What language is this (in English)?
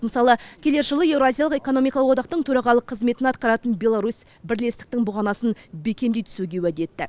Kazakh